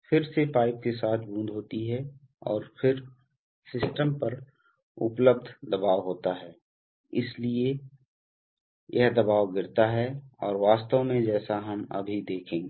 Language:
Hindi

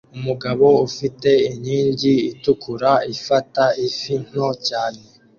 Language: Kinyarwanda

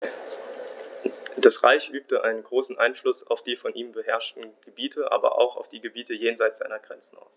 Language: German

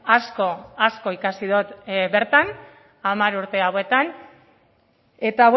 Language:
Basque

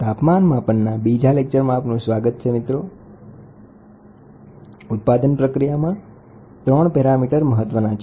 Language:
Gujarati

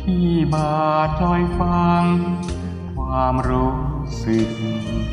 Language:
Thai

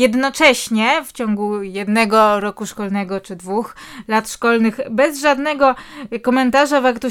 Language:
Polish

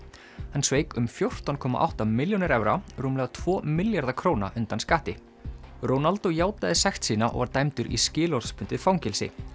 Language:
Icelandic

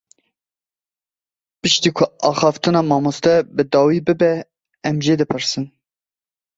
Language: Kurdish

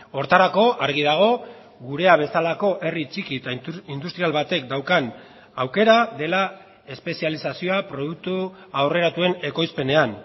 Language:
Basque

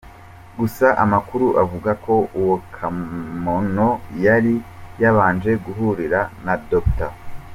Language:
Kinyarwanda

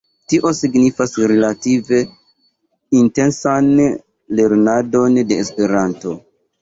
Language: Esperanto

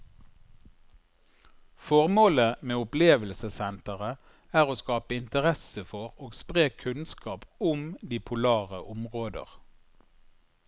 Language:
Norwegian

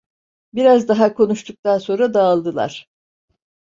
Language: Turkish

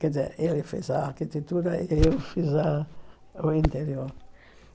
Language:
Portuguese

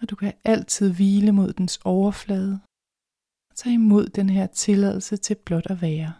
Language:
Danish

